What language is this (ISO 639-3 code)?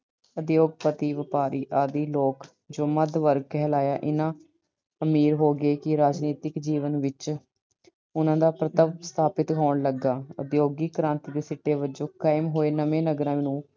pan